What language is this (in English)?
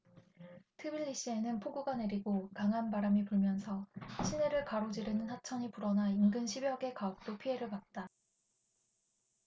Korean